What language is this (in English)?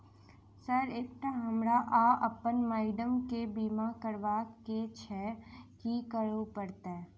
Maithili